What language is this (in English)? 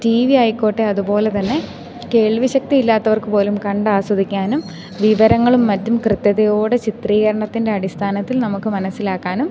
Malayalam